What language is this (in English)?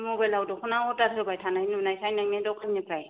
Bodo